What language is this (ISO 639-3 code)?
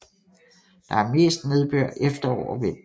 dan